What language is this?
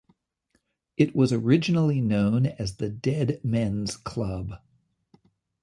English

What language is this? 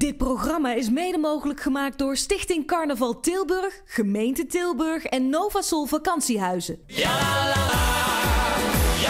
Dutch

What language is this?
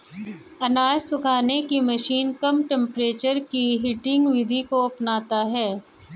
Hindi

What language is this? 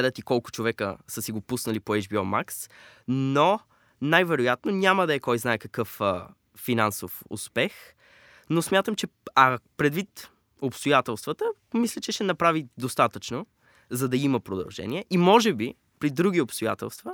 Bulgarian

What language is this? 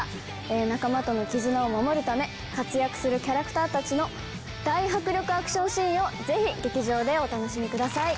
Japanese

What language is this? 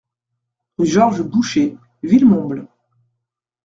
French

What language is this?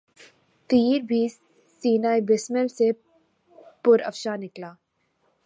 Urdu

